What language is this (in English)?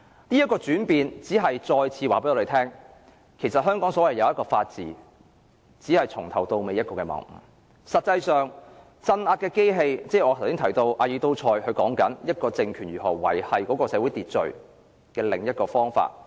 Cantonese